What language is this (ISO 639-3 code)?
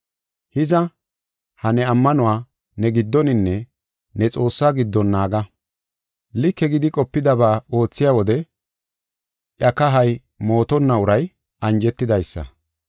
gof